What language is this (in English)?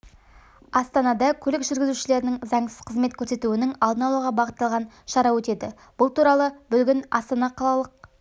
Kazakh